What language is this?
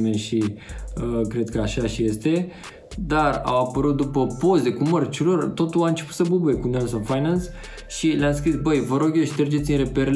Romanian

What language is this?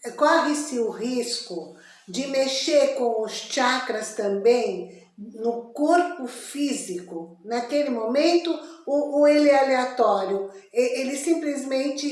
Portuguese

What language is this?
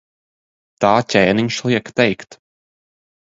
Latvian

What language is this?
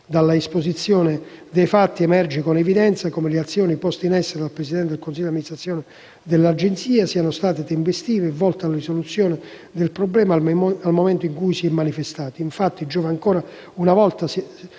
Italian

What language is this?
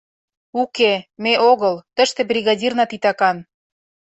Mari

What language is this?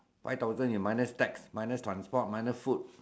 English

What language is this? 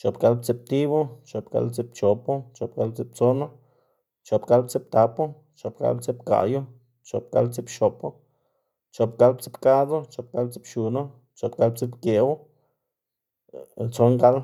Xanaguía Zapotec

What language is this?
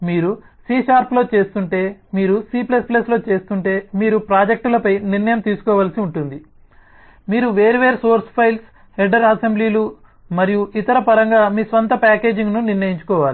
Telugu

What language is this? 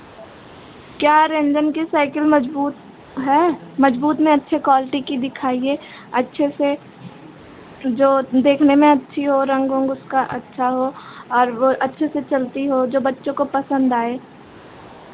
Hindi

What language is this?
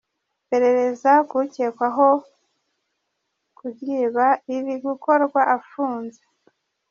Kinyarwanda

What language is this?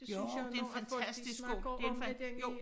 Danish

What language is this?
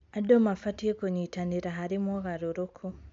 Kikuyu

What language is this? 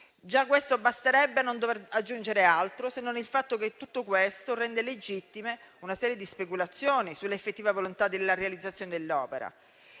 Italian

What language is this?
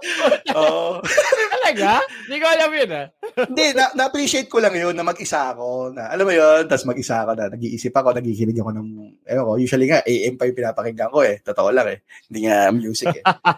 Filipino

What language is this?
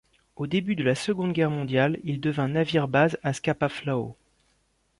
French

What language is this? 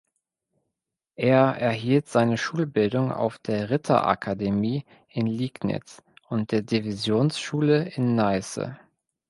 German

